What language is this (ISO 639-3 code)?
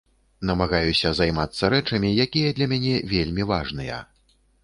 bel